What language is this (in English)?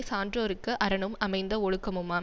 Tamil